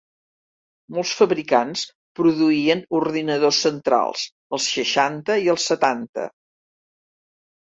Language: Catalan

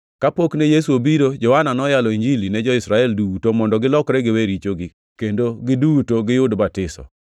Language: Luo (Kenya and Tanzania)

